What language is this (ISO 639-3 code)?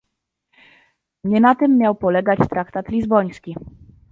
pol